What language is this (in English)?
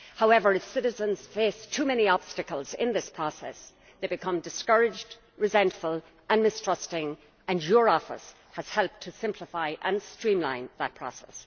English